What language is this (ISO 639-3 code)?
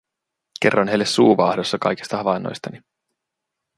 fin